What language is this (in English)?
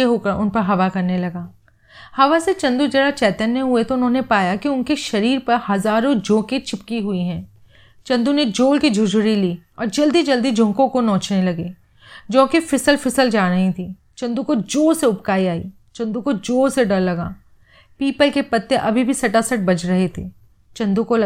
Hindi